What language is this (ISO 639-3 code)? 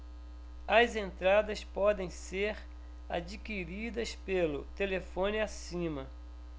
por